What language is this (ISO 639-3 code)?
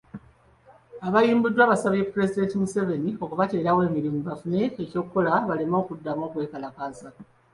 lug